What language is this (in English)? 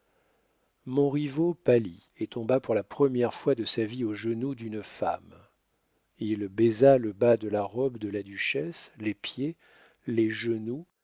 French